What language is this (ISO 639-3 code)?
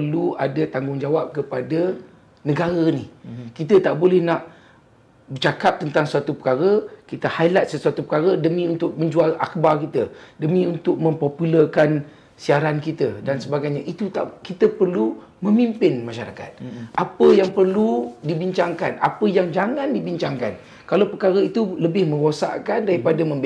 msa